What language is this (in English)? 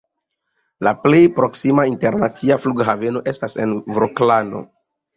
Esperanto